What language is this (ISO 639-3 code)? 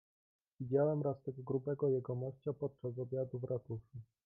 pol